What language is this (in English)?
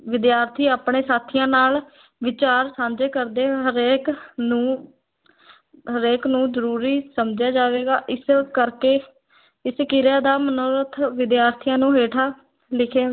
Punjabi